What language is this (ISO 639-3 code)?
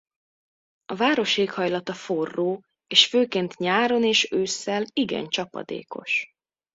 hun